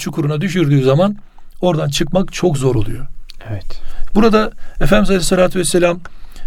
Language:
Turkish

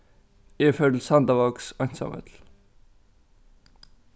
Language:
Faroese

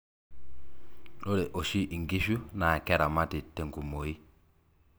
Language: Masai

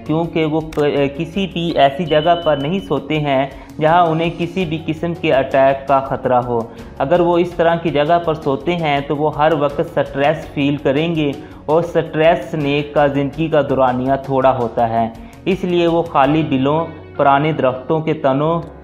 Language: Hindi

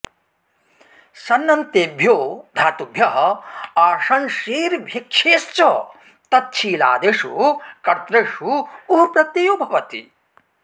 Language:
Sanskrit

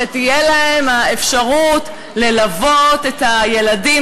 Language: Hebrew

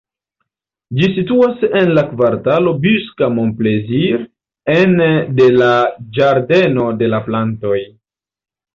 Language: Esperanto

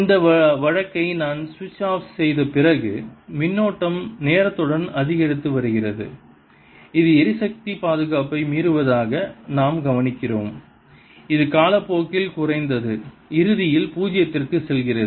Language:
Tamil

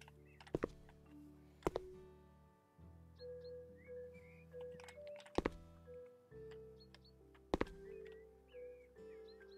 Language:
Turkish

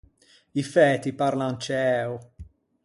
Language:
Ligurian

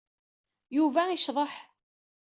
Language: Kabyle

